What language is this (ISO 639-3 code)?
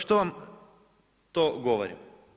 hrv